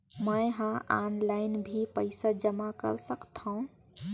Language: Chhattisgarhi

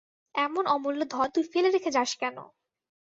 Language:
Bangla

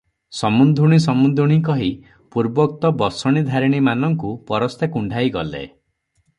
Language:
Odia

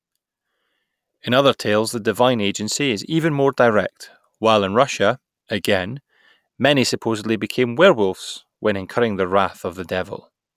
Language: English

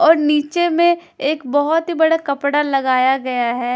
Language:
Hindi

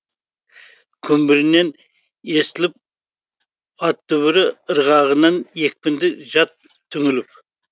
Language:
Kazakh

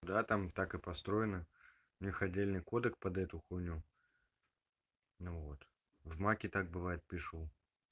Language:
Russian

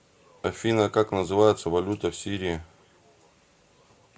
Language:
Russian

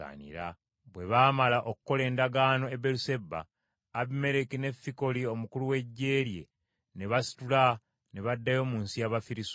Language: Ganda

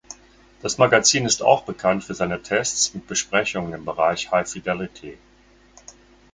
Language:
German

